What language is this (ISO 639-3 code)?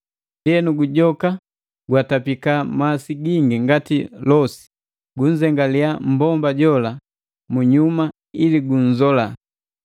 mgv